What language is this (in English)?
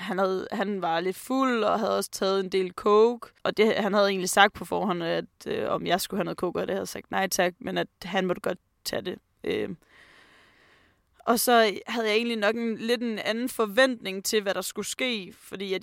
Danish